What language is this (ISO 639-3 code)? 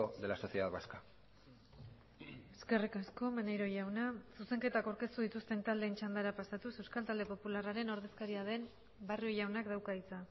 eus